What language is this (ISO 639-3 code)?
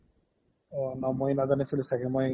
asm